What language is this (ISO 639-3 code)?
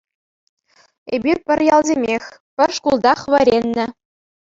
chv